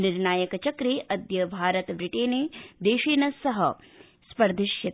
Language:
Sanskrit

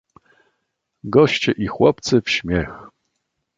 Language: Polish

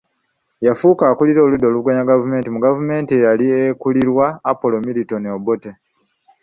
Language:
Ganda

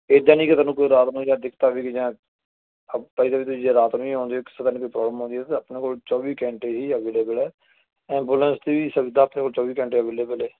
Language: Punjabi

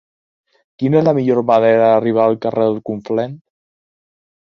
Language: Catalan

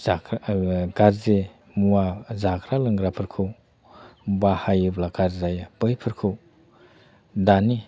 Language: Bodo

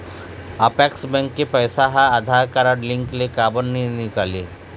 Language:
Chhattisgarhi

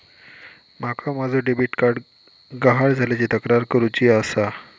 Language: Marathi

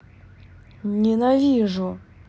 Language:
Russian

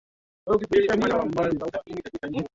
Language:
Swahili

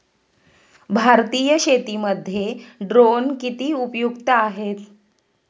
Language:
Marathi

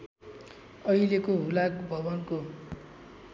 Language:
Nepali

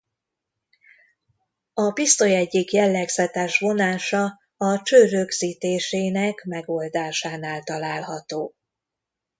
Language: Hungarian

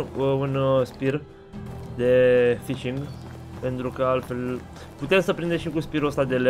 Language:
Romanian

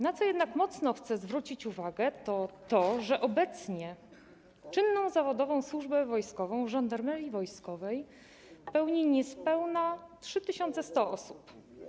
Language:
Polish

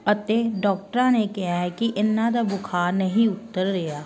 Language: Punjabi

